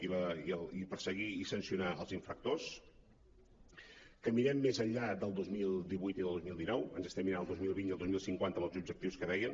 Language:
Catalan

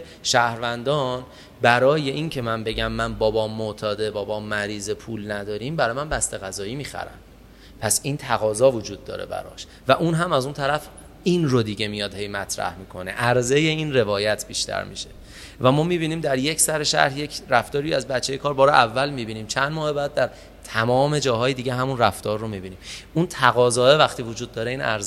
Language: Persian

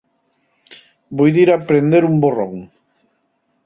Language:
Asturian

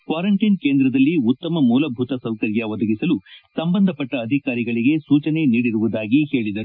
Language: Kannada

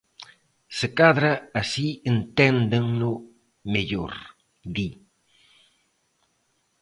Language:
Galician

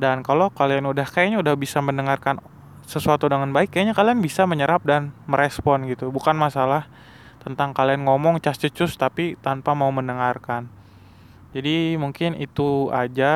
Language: Indonesian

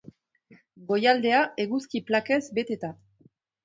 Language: Basque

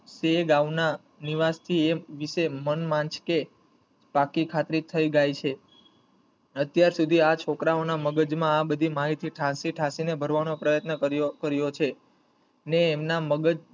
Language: Gujarati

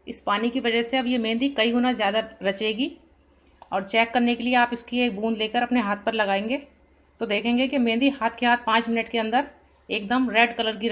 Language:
Hindi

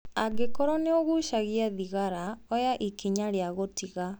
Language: Kikuyu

